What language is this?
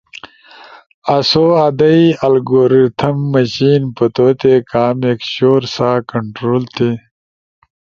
Ushojo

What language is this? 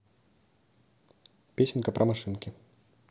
Russian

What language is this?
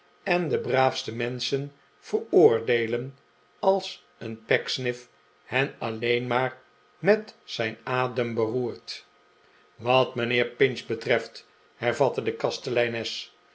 Dutch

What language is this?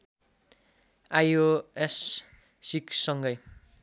Nepali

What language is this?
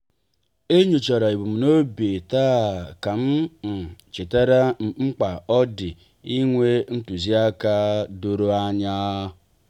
Igbo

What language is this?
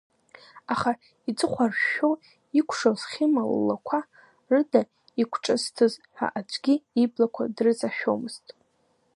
Abkhazian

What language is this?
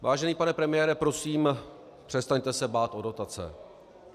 Czech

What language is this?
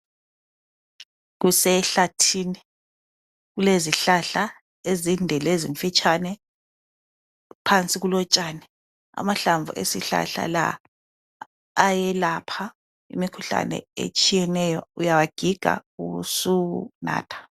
North Ndebele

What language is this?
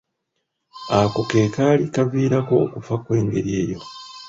Ganda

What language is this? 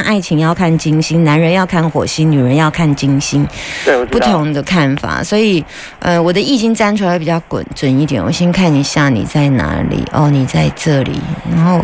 Chinese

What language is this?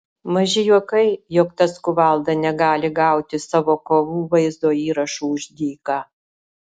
Lithuanian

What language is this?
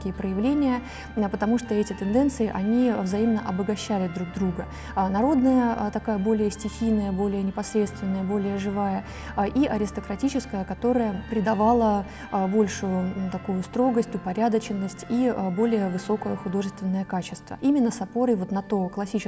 Russian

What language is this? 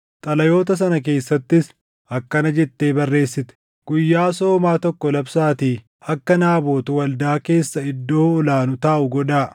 Oromo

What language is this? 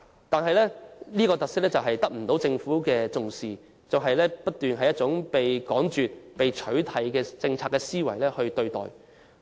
Cantonese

